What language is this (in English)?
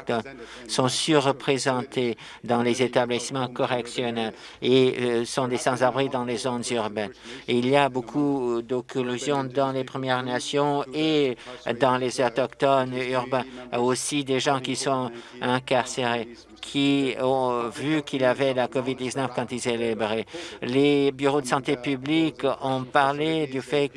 French